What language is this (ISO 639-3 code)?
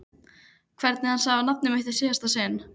isl